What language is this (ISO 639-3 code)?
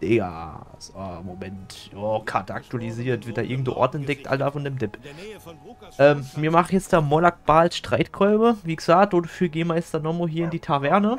deu